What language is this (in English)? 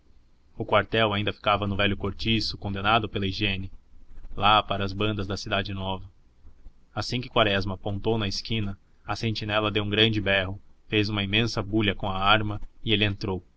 Portuguese